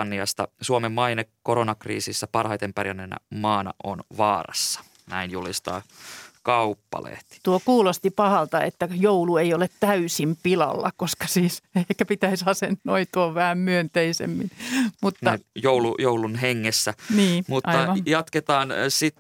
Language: Finnish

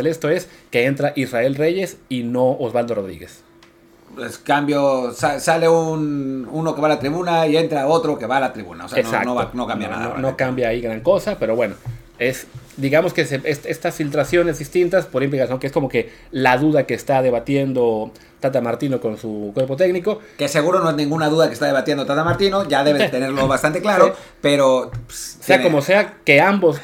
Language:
Spanish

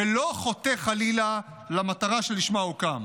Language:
Hebrew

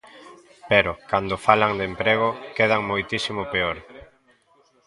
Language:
Galician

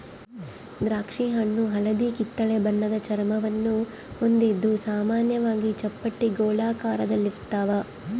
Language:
Kannada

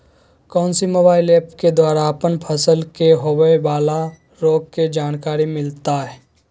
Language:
Magahi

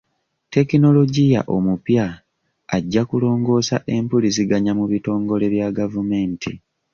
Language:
Ganda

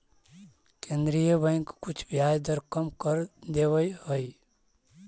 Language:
Magahi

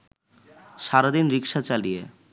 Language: Bangla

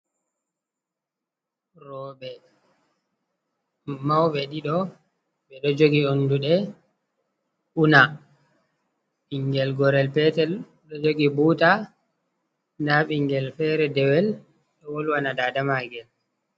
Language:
Fula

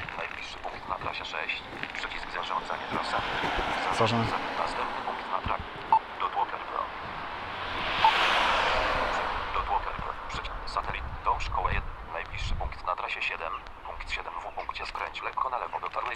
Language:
Polish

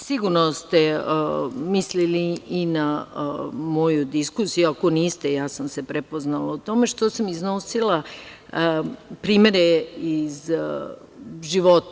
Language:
Serbian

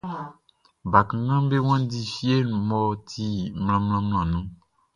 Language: Baoulé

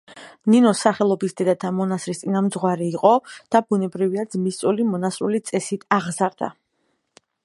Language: Georgian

